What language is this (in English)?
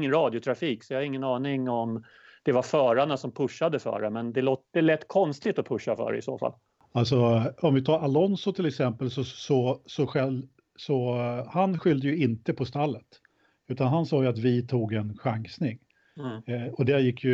Swedish